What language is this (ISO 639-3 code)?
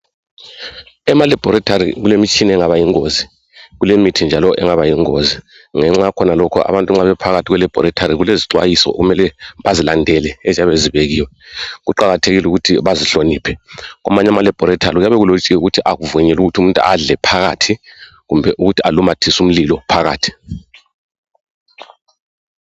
nde